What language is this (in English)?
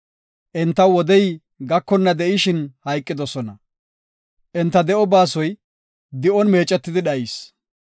Gofa